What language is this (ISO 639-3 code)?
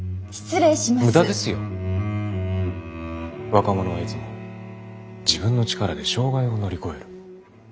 jpn